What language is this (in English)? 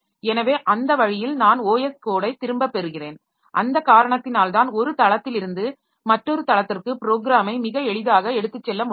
Tamil